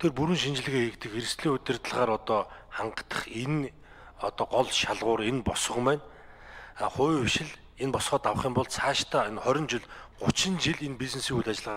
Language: Turkish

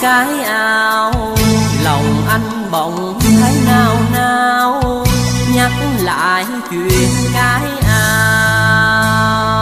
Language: Vietnamese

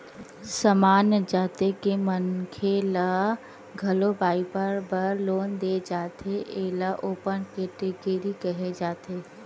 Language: Chhattisgarhi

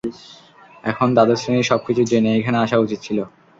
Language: Bangla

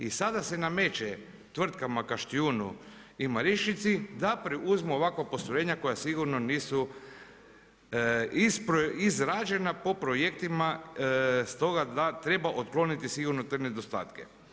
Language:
Croatian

